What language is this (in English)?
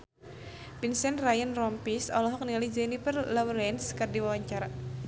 Sundanese